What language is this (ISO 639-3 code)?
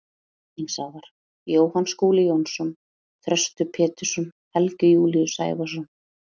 isl